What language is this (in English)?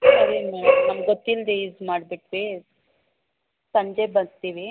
Kannada